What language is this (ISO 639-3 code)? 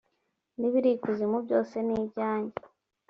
kin